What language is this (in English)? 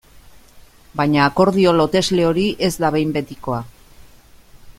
Basque